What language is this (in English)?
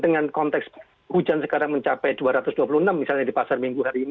Indonesian